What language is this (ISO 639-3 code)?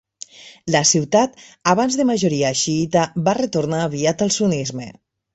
cat